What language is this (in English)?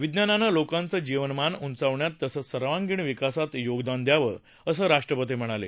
Marathi